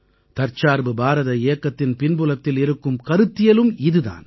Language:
Tamil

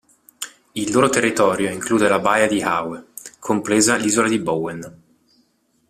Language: Italian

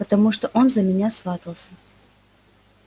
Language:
Russian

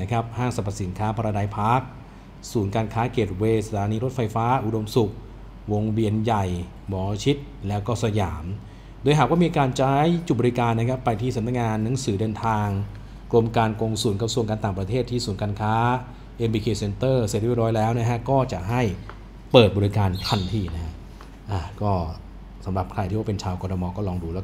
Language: Thai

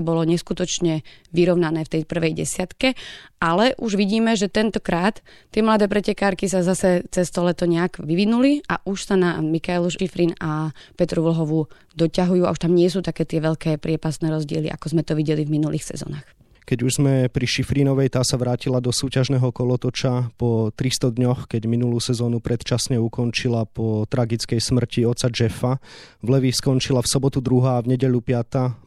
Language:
Slovak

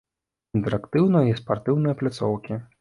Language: Belarusian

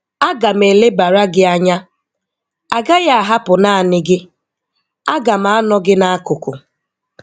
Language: Igbo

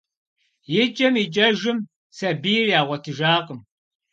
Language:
Kabardian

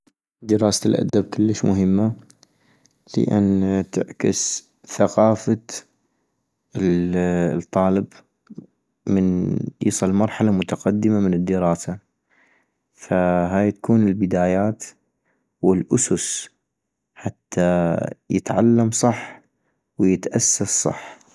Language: North Mesopotamian Arabic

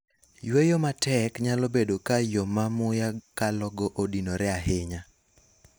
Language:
Luo (Kenya and Tanzania)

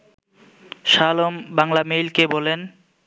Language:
Bangla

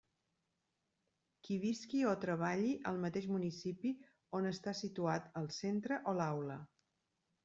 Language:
Catalan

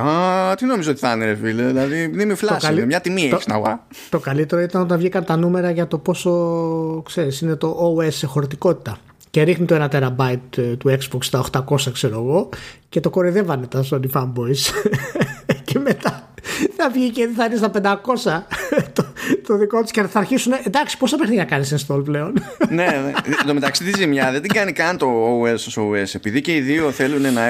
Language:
Greek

